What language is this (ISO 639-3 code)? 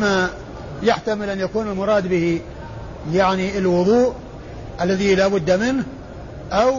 ara